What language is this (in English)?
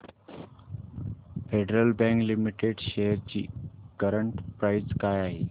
Marathi